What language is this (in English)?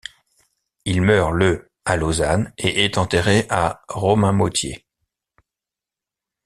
French